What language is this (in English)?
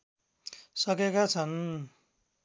Nepali